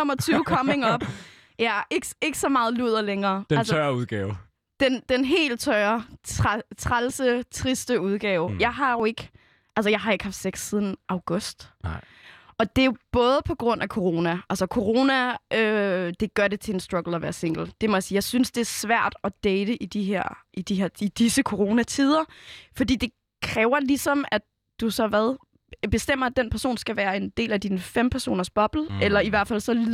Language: Danish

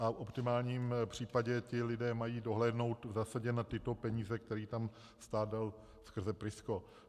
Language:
Czech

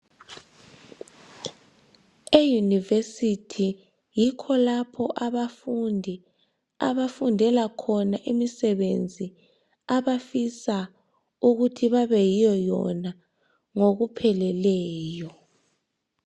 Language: North Ndebele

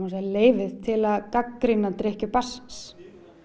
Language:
Icelandic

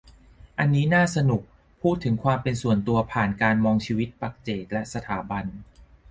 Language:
Thai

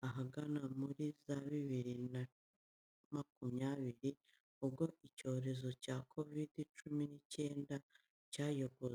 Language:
Kinyarwanda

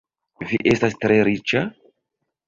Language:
Esperanto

